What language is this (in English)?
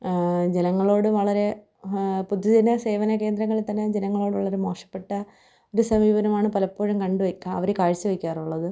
Malayalam